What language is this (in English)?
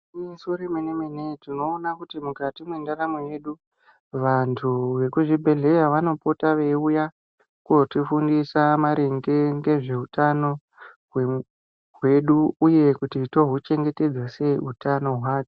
Ndau